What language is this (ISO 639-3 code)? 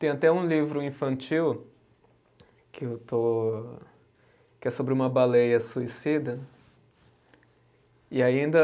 por